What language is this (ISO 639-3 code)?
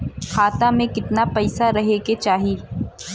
bho